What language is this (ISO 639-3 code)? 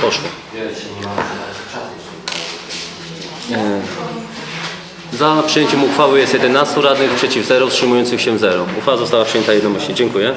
pol